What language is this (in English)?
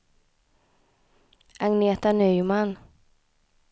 Swedish